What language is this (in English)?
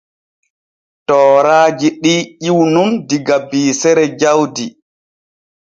Borgu Fulfulde